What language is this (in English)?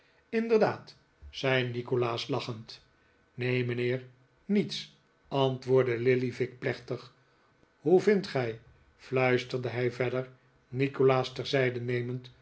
Dutch